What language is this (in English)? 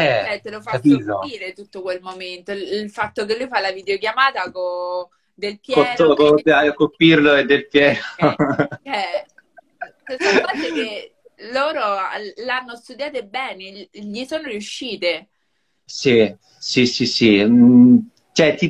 Italian